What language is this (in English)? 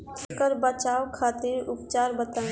Bhojpuri